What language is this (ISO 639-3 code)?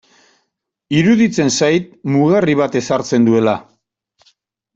eus